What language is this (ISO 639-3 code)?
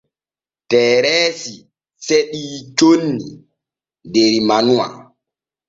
fue